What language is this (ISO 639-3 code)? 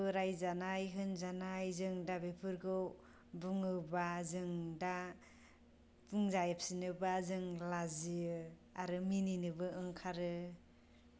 brx